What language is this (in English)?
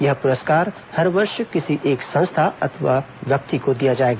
Hindi